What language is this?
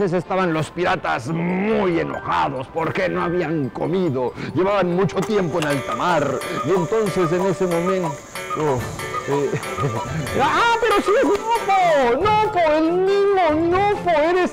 Spanish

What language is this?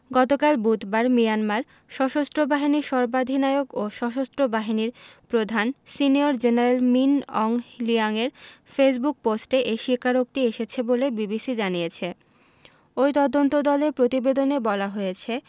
Bangla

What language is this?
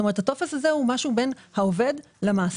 Hebrew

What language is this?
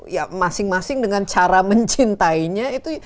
Indonesian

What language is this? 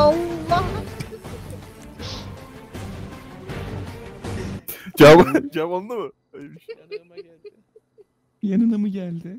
Turkish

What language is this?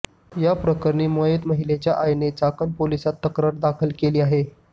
Marathi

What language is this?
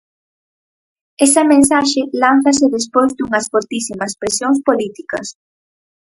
Galician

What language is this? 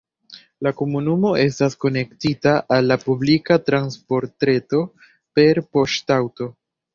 Esperanto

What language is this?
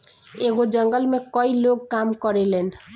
Bhojpuri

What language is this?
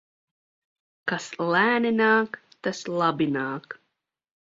Latvian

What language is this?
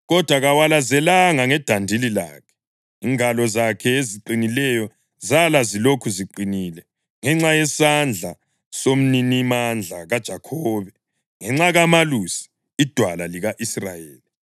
North Ndebele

